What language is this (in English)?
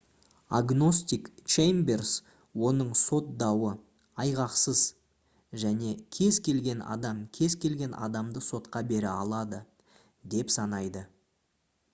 Kazakh